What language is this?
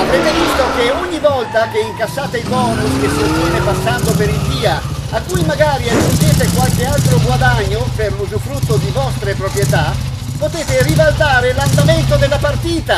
Italian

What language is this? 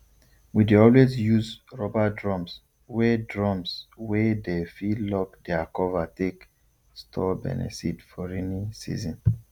Nigerian Pidgin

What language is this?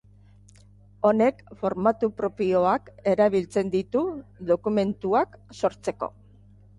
Basque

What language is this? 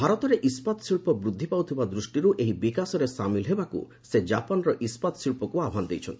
Odia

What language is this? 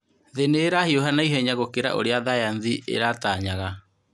Kikuyu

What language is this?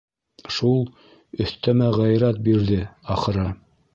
Bashkir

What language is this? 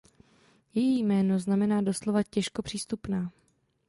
Czech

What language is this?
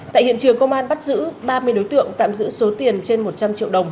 Vietnamese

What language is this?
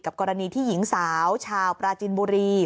Thai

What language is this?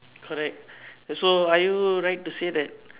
English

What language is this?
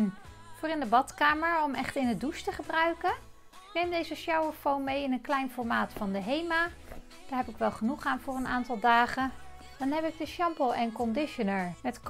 Dutch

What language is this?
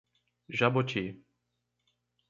Portuguese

